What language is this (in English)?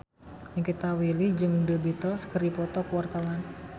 Sundanese